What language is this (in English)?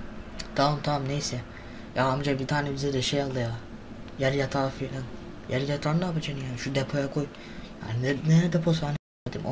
Turkish